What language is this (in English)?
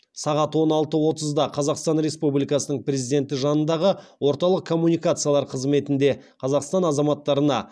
Kazakh